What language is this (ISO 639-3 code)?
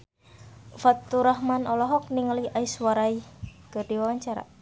sun